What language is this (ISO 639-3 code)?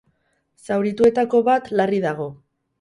eus